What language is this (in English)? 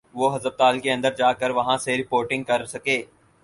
Urdu